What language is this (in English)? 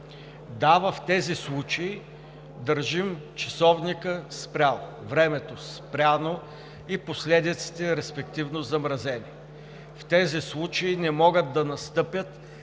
Bulgarian